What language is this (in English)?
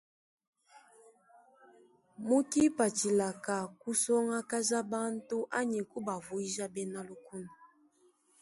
Luba-Lulua